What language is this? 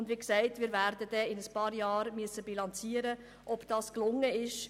Swiss German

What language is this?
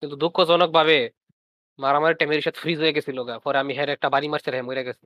Bangla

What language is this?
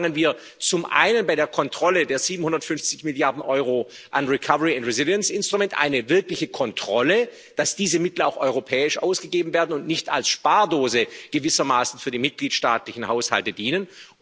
German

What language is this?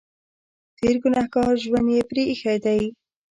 Pashto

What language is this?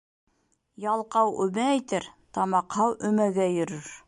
Bashkir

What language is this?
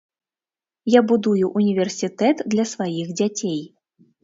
Belarusian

